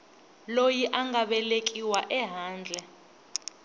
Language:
Tsonga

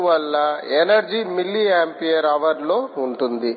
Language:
Telugu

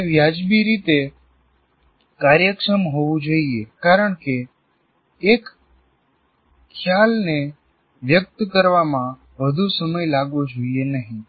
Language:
Gujarati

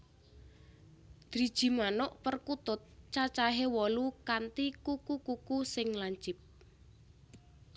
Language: Javanese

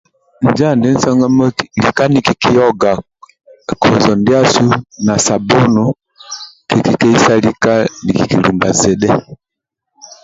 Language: Amba (Uganda)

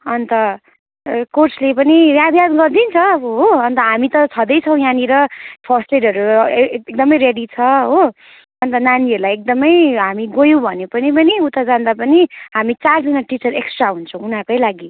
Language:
Nepali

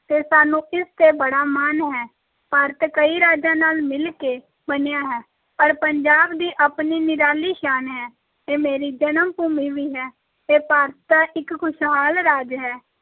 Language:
Punjabi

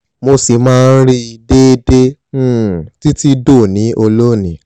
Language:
Yoruba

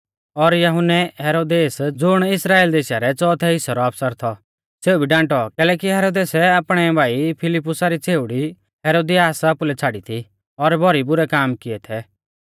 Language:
Mahasu Pahari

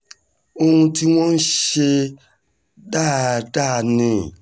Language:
Yoruba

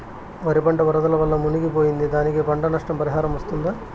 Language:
Telugu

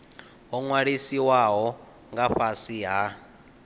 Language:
Venda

